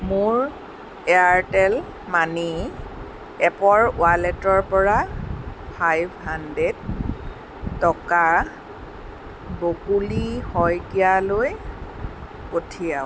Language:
Assamese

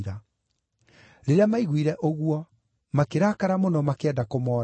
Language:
Kikuyu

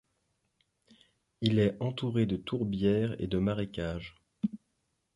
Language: French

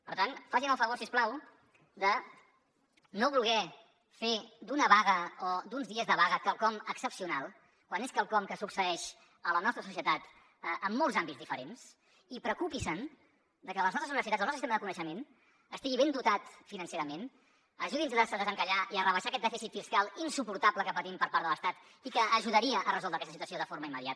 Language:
Catalan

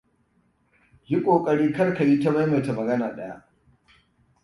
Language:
Hausa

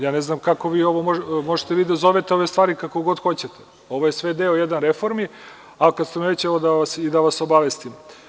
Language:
Serbian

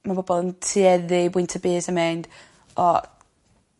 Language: Welsh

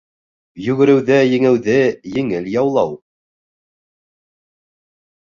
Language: Bashkir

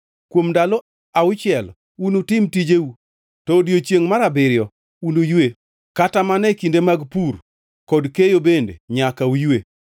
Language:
Luo (Kenya and Tanzania)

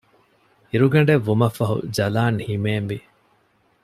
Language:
Divehi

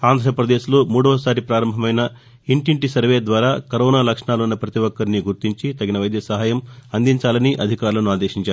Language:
Telugu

